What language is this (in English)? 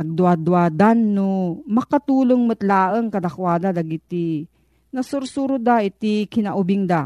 Filipino